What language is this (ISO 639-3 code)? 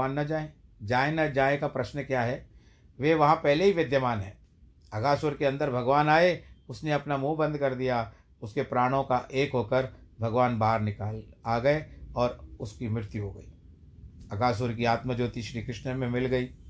hin